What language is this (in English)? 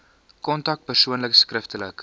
Afrikaans